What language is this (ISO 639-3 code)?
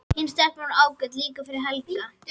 isl